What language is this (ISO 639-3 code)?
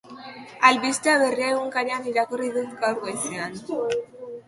eus